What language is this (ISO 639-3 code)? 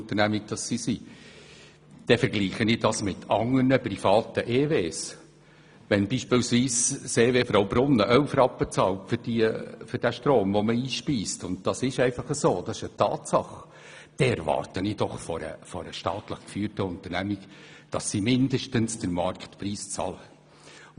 gsw